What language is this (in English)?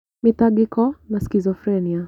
Kikuyu